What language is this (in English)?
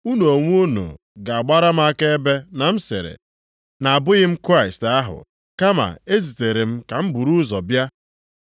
Igbo